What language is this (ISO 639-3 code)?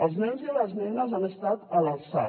cat